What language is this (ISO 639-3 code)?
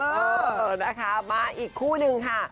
tha